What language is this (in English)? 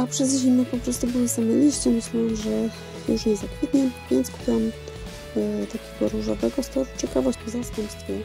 Polish